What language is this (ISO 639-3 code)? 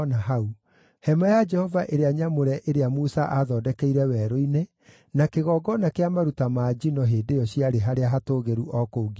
kik